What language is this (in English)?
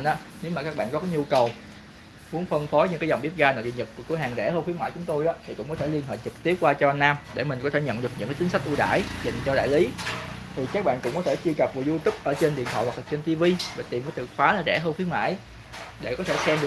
Vietnamese